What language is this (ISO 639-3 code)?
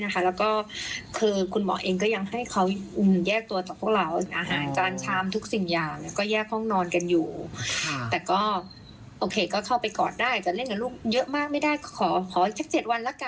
tha